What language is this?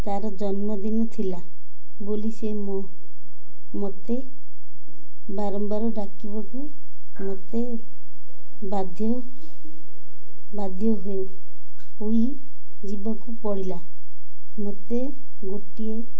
Odia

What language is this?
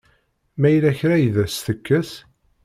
Kabyle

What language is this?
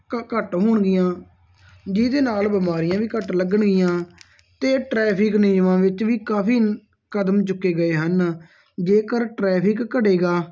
Punjabi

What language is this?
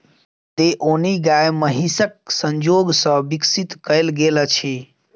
Maithili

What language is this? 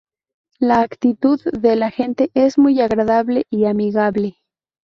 Spanish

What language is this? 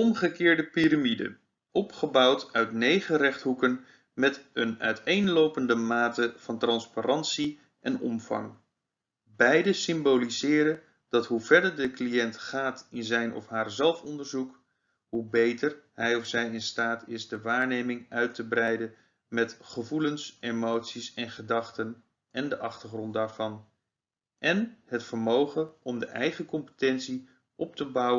Dutch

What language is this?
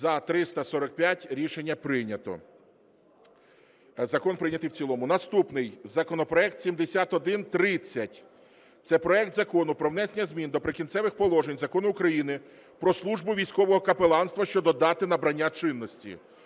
Ukrainian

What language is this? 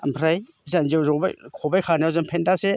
Bodo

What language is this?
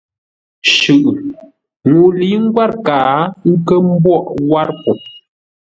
Ngombale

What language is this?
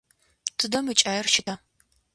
Adyghe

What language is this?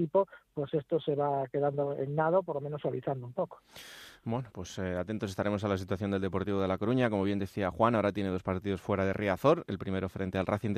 Spanish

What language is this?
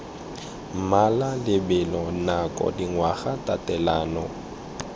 Tswana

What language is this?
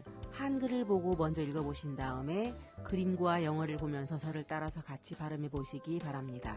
Korean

